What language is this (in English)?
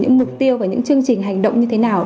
Vietnamese